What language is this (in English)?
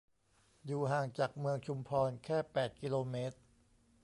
Thai